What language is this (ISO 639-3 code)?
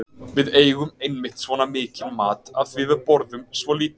isl